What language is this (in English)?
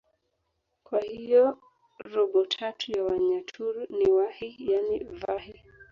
Swahili